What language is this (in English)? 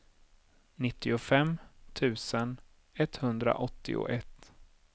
Swedish